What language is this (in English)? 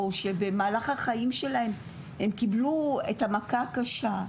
Hebrew